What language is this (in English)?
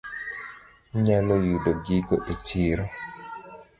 Luo (Kenya and Tanzania)